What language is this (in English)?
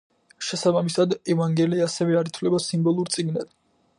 Georgian